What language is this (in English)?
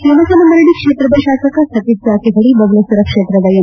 Kannada